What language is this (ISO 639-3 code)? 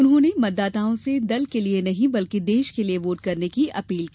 hin